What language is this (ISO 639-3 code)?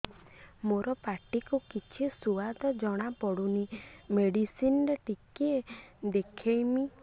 ori